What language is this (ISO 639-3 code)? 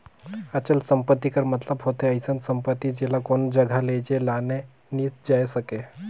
hne